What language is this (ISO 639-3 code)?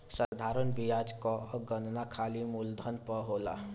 bho